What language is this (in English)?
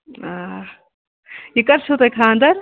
Kashmiri